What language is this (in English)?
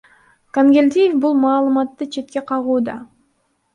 Kyrgyz